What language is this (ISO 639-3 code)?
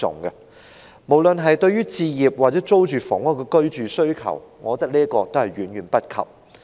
yue